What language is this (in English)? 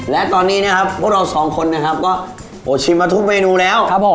Thai